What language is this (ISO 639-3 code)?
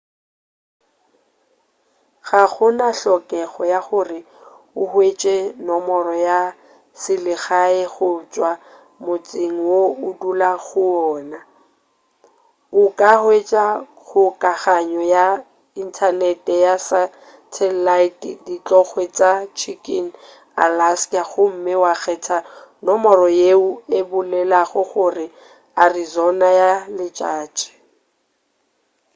nso